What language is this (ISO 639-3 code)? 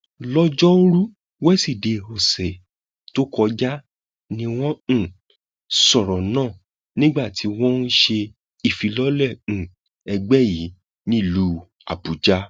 yor